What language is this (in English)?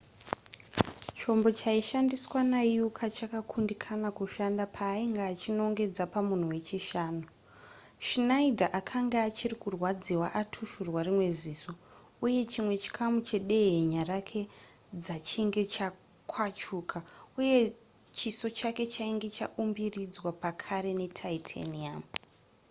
Shona